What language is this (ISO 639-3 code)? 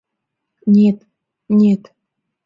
chm